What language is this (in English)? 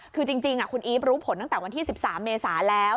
Thai